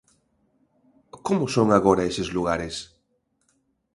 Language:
Galician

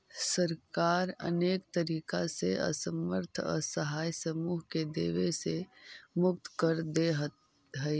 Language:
Magahi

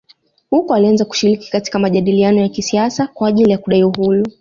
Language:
Swahili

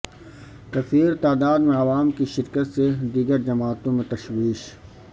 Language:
Urdu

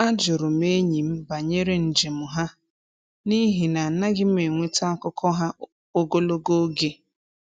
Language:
Igbo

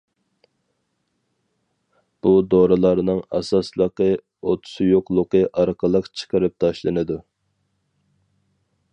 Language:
Uyghur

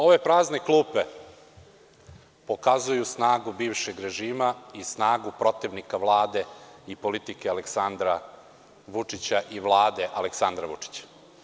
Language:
Serbian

